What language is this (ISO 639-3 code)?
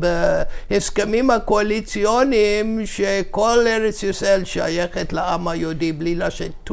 heb